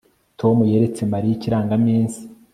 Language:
Kinyarwanda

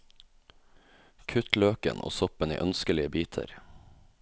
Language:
Norwegian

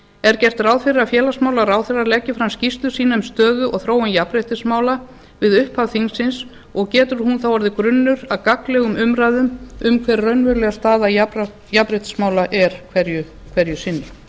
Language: Icelandic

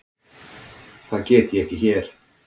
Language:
Icelandic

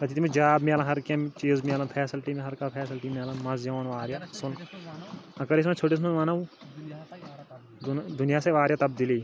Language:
Kashmiri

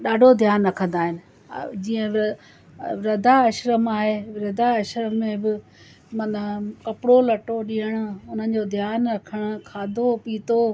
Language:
Sindhi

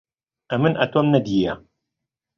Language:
Central Kurdish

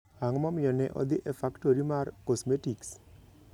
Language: Luo (Kenya and Tanzania)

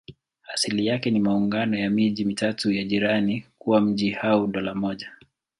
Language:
Swahili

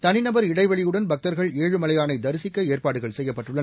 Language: Tamil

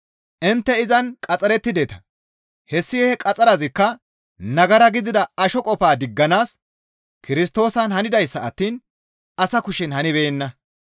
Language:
Gamo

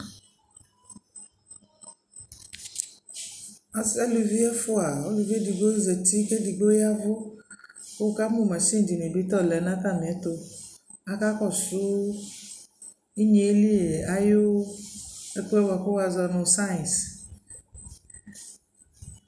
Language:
Ikposo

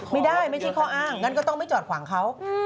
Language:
Thai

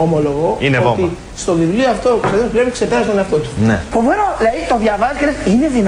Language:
Greek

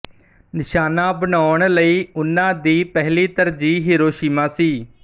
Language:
Punjabi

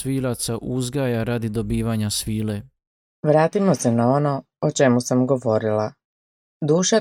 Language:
Croatian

